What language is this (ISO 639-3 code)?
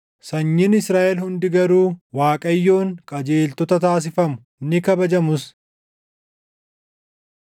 orm